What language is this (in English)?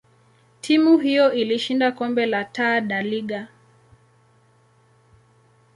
Swahili